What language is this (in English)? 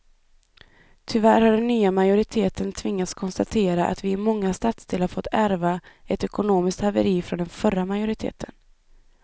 Swedish